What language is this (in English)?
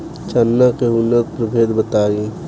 Bhojpuri